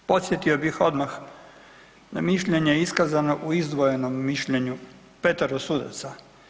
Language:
Croatian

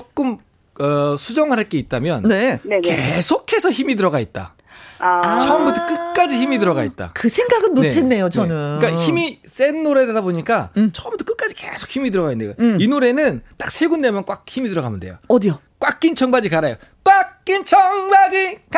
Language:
Korean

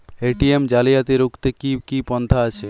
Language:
Bangla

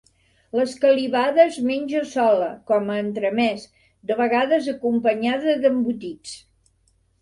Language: Catalan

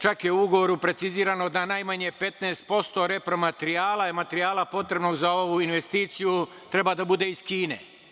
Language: Serbian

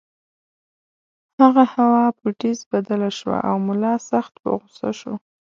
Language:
Pashto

